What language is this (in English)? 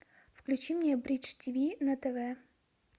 Russian